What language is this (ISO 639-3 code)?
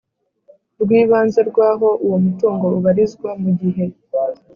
kin